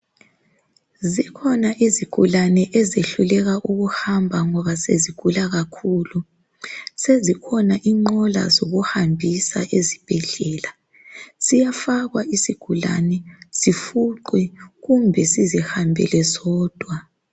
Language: North Ndebele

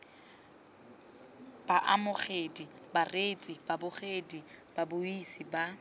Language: Tswana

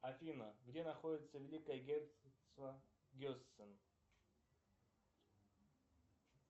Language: Russian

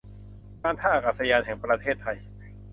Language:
Thai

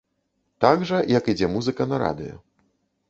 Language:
Belarusian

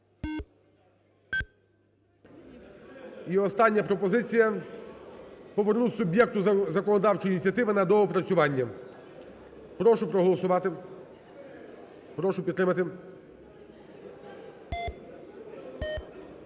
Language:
Ukrainian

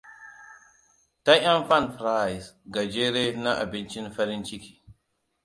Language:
Hausa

